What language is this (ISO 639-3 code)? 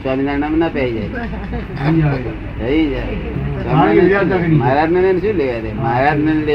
guj